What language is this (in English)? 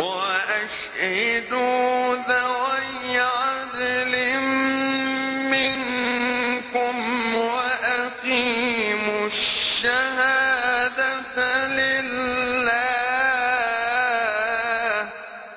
Arabic